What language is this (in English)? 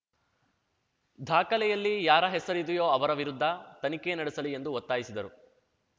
Kannada